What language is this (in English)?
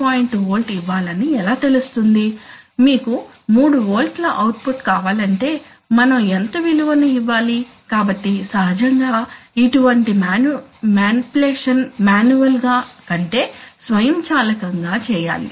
Telugu